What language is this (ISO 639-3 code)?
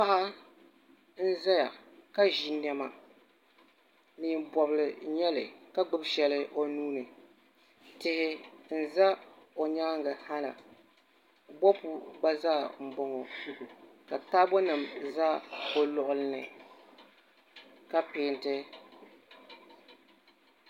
dag